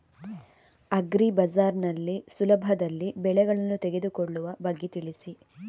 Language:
Kannada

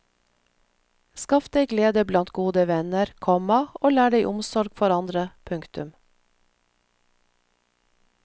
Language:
Norwegian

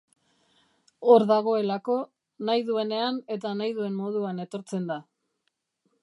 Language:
Basque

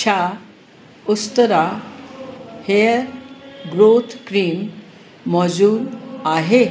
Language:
Sindhi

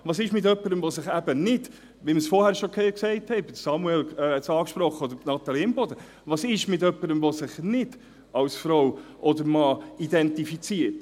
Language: Swiss German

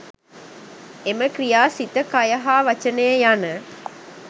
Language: Sinhala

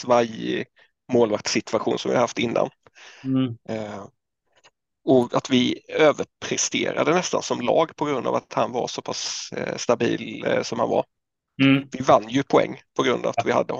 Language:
Swedish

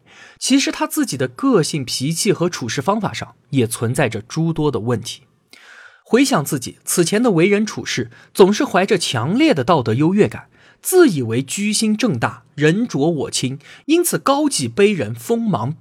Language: Chinese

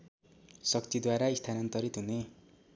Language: Nepali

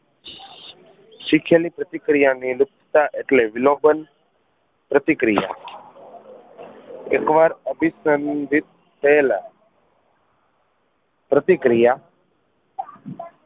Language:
Gujarati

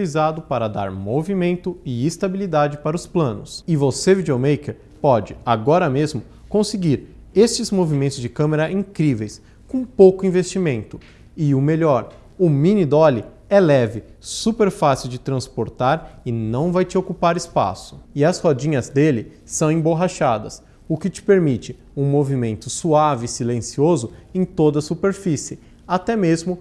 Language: Portuguese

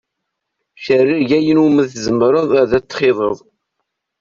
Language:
Kabyle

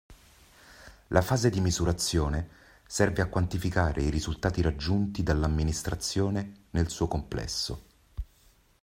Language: Italian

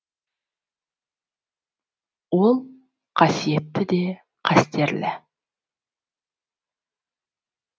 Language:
Kazakh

